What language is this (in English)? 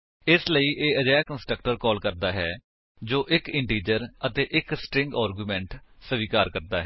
Punjabi